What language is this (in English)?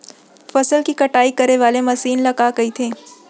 Chhattisgarhi